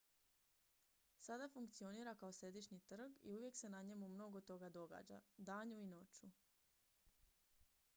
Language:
Croatian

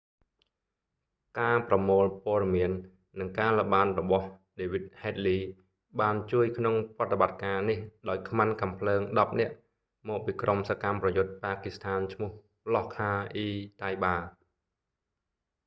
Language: Khmer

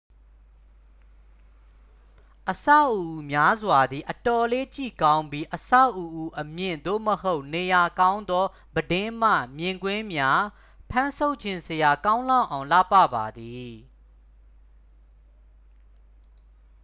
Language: Burmese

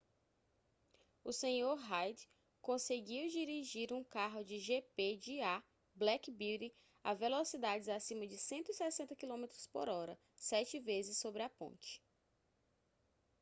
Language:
Portuguese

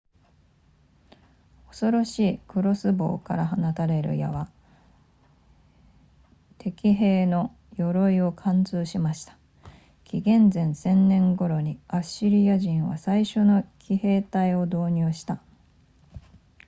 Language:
Japanese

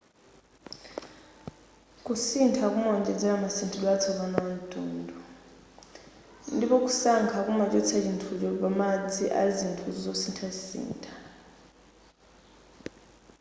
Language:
Nyanja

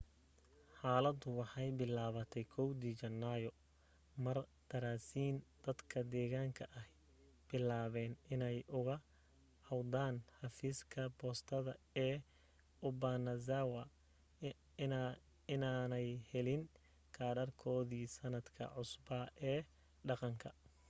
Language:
Somali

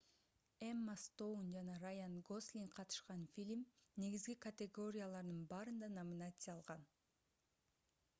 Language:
Kyrgyz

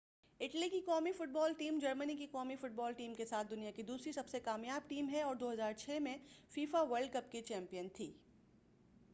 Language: Urdu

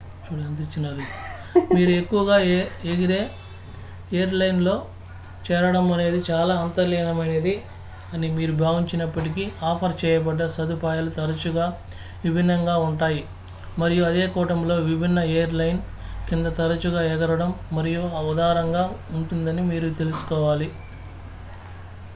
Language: Telugu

